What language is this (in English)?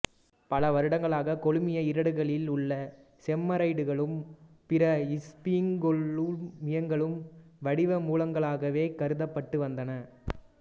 Tamil